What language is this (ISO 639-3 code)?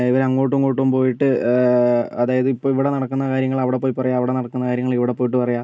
mal